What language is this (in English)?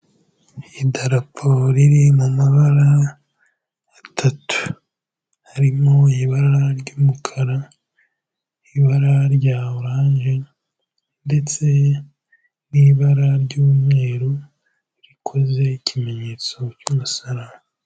Kinyarwanda